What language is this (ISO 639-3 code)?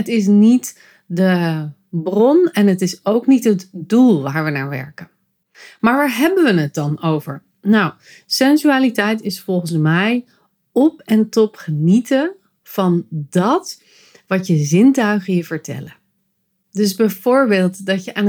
nld